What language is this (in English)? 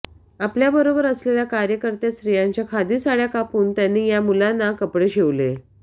Marathi